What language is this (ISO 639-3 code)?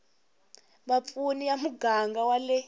tso